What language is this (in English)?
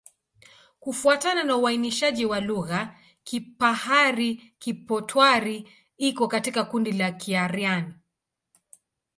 Swahili